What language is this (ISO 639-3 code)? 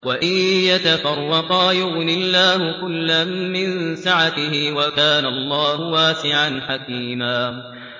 ara